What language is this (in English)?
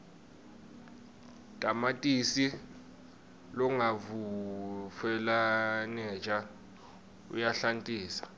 Swati